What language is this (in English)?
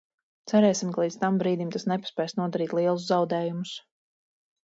Latvian